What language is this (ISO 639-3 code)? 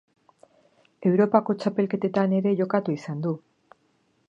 eus